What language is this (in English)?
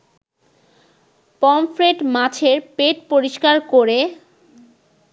Bangla